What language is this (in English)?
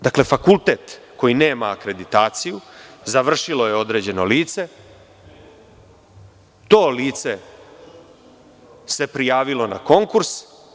Serbian